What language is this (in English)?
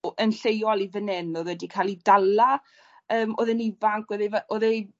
Welsh